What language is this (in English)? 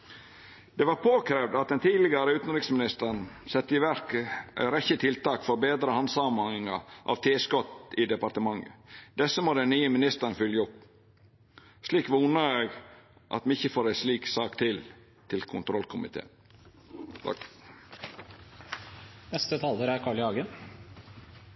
Norwegian Nynorsk